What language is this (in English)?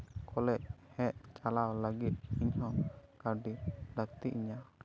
Santali